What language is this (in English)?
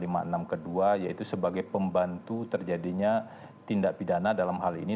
Indonesian